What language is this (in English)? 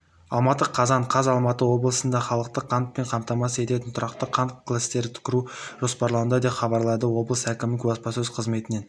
Kazakh